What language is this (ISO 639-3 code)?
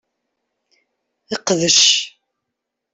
kab